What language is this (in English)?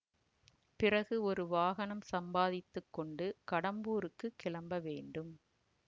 Tamil